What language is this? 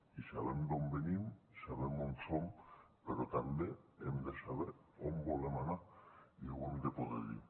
Catalan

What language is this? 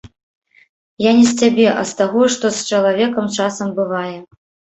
Belarusian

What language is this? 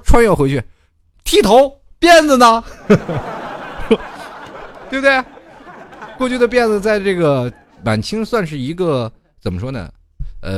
Chinese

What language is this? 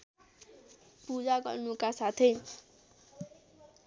Nepali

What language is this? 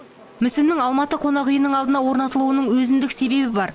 Kazakh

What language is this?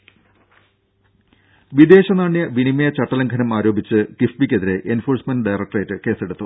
Malayalam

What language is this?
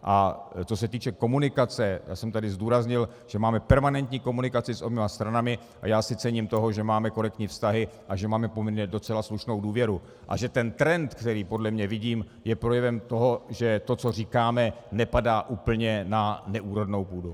Czech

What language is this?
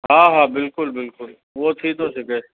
Sindhi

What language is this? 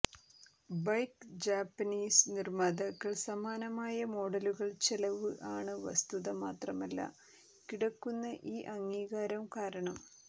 Malayalam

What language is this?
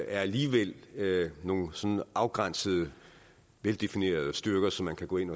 Danish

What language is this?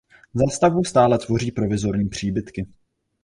Czech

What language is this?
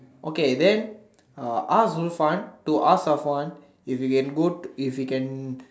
English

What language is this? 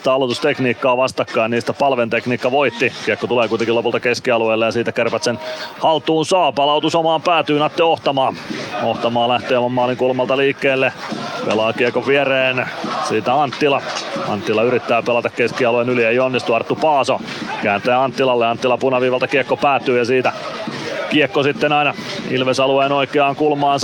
Finnish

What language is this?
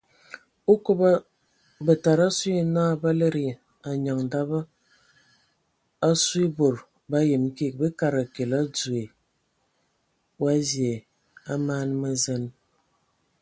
Ewondo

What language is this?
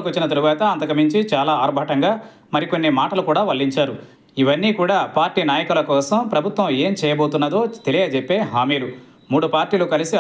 Telugu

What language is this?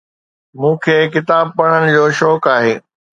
Sindhi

